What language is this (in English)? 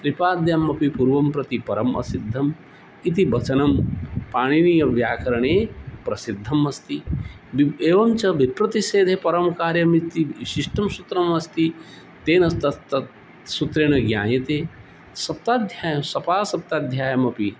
Sanskrit